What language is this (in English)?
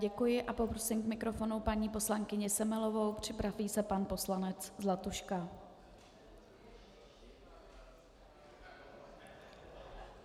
Czech